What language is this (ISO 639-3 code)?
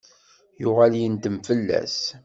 kab